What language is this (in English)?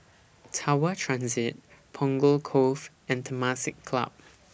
English